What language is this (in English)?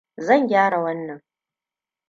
Hausa